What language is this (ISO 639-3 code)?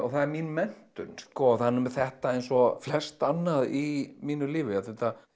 isl